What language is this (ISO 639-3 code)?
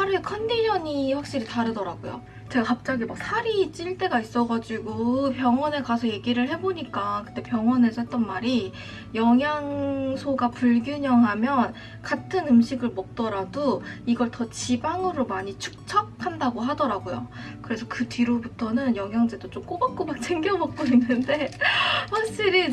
kor